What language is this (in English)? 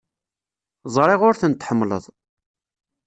Kabyle